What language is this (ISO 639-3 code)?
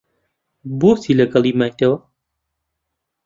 ckb